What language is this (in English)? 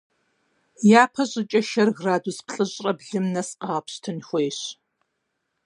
Kabardian